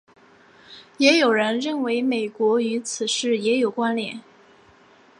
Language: Chinese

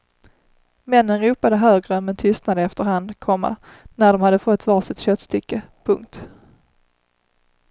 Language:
Swedish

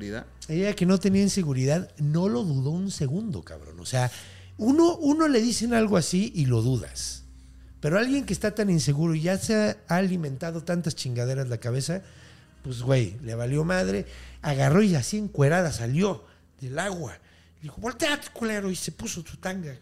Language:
Spanish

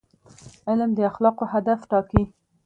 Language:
Pashto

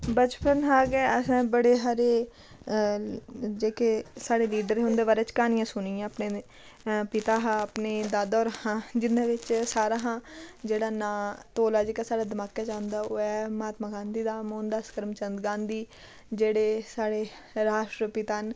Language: Dogri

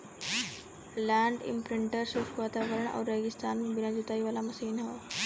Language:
Bhojpuri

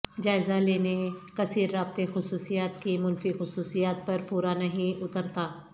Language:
Urdu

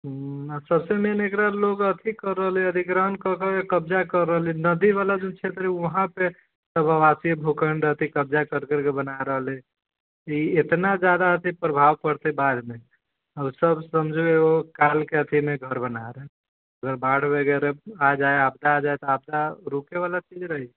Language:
Maithili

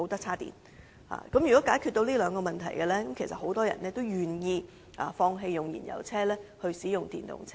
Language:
Cantonese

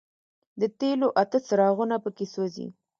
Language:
Pashto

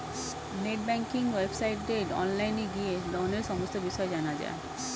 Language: Bangla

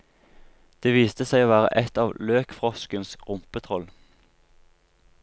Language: Norwegian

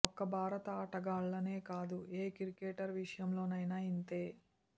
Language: Telugu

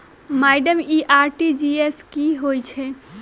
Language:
Maithili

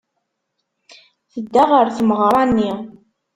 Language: Kabyle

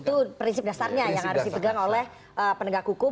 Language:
Indonesian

